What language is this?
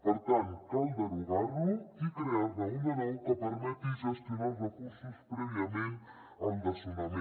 Catalan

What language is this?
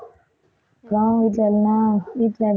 Tamil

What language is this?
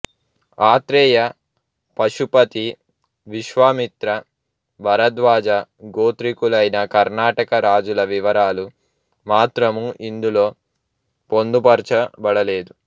Telugu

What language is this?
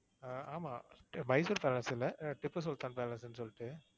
Tamil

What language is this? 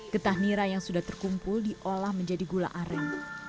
Indonesian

